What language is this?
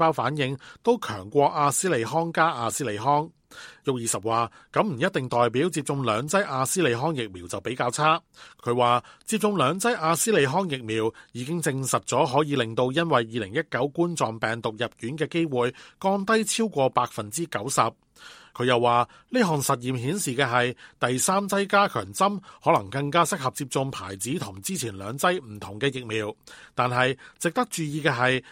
Chinese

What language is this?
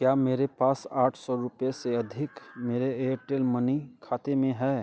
Hindi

